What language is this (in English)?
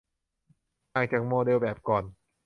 Thai